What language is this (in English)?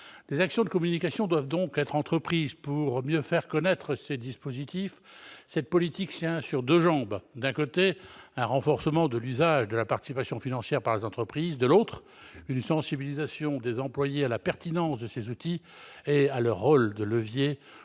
French